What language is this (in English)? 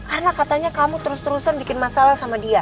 Indonesian